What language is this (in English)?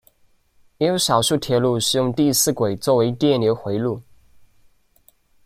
Chinese